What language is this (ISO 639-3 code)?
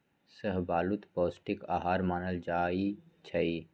mag